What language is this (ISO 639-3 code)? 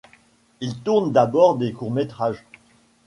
fra